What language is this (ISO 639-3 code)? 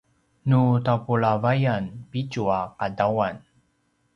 pwn